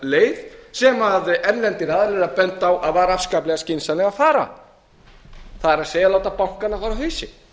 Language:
Icelandic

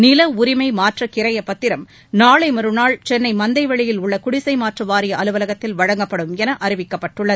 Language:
Tamil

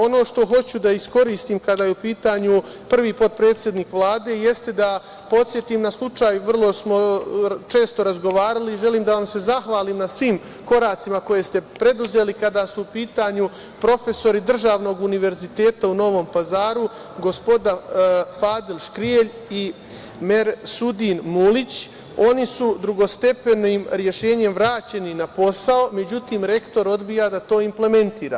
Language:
Serbian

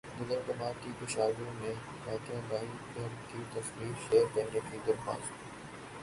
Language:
Urdu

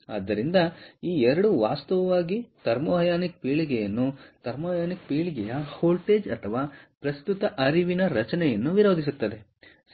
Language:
Kannada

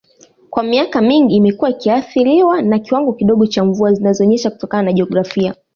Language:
Swahili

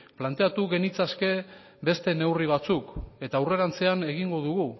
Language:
Basque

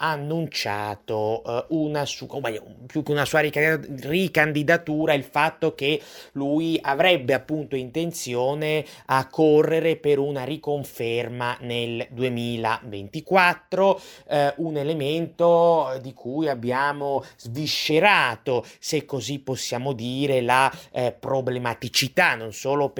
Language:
Italian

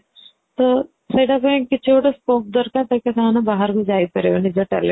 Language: Odia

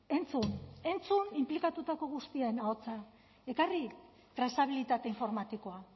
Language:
Basque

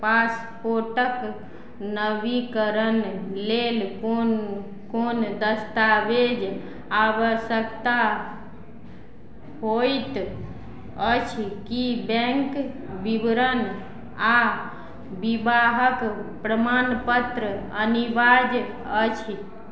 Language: Maithili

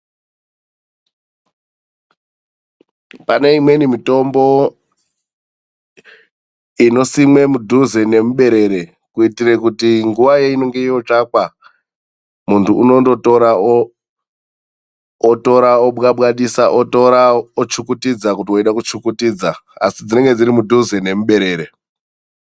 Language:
Ndau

